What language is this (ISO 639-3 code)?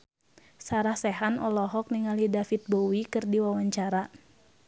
sun